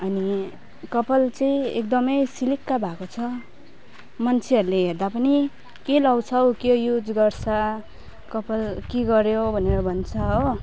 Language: Nepali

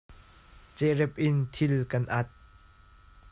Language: Hakha Chin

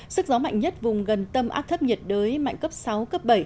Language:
Vietnamese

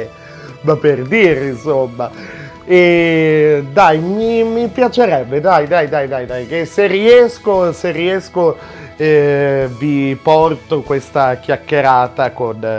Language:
Italian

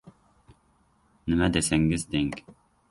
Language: Uzbek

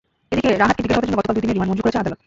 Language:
Bangla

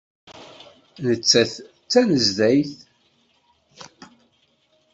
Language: Kabyle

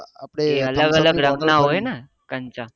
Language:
Gujarati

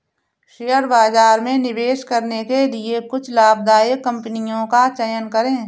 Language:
Hindi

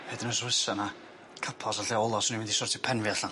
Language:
Welsh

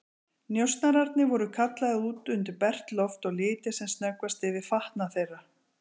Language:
Icelandic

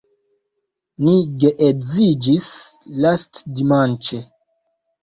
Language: Esperanto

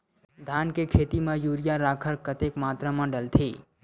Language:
Chhattisgarhi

